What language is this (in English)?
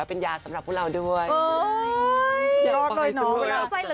Thai